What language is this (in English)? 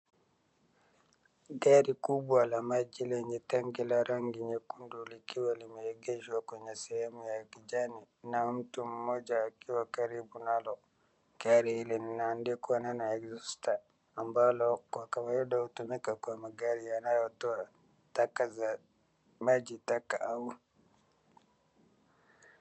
Swahili